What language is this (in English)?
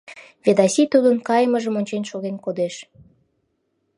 Mari